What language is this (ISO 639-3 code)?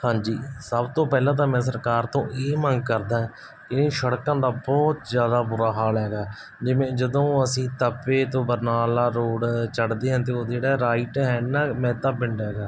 pan